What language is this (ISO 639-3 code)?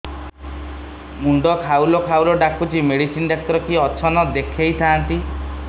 ori